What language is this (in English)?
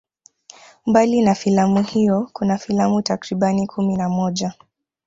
Swahili